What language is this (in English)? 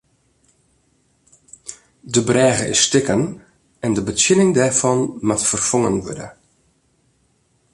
Western Frisian